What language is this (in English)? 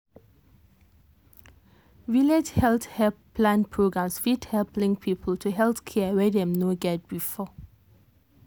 Nigerian Pidgin